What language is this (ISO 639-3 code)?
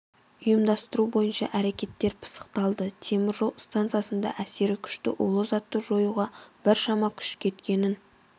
kaz